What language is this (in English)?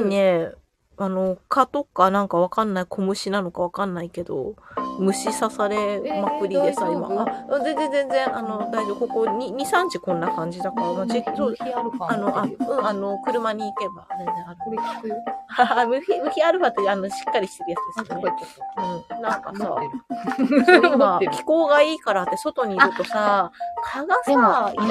Japanese